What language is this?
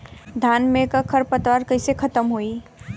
Bhojpuri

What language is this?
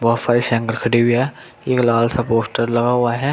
Hindi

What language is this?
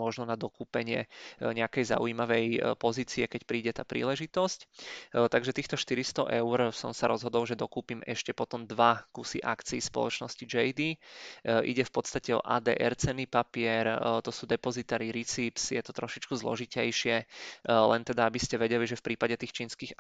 Czech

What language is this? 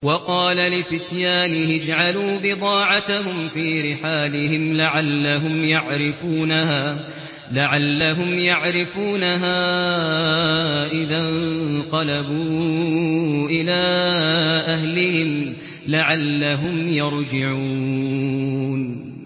Arabic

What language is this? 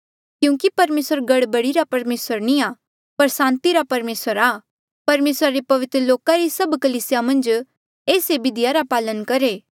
Mandeali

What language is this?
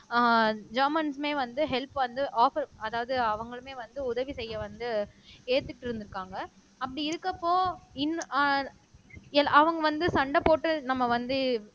Tamil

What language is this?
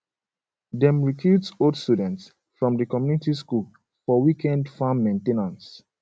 Nigerian Pidgin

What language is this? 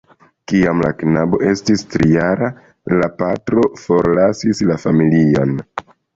Esperanto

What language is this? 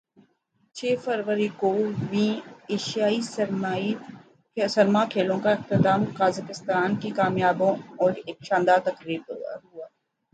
Urdu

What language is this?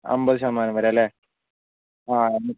Malayalam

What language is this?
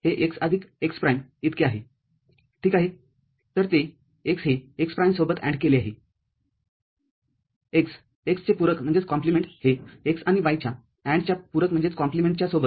Marathi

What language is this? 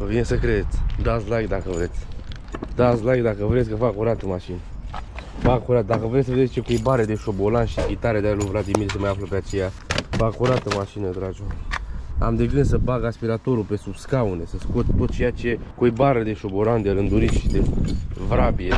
Romanian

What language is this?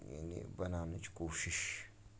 Kashmiri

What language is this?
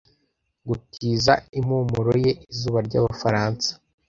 Kinyarwanda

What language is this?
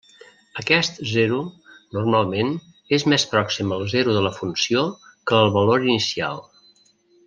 Catalan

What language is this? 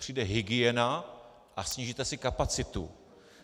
Czech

